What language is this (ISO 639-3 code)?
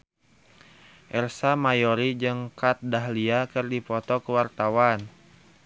sun